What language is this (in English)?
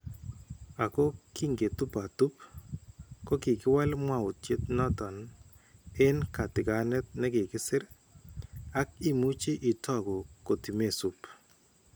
Kalenjin